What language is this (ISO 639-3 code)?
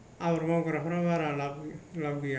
brx